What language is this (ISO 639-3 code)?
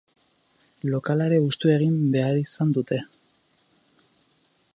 eus